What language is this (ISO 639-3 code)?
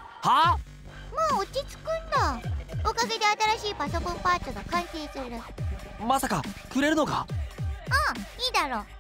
jpn